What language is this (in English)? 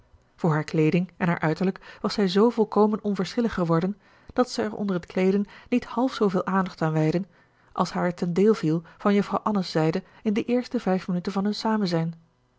Dutch